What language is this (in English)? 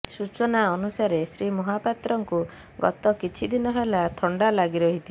Odia